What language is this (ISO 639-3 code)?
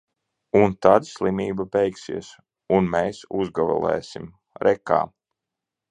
lav